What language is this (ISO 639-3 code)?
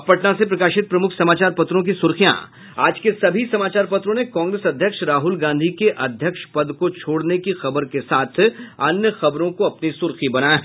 hin